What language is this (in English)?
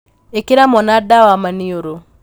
Kikuyu